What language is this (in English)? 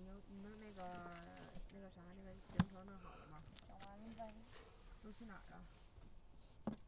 Chinese